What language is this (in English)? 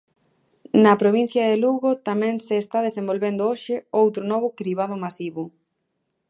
Galician